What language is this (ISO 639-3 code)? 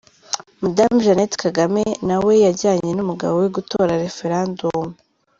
kin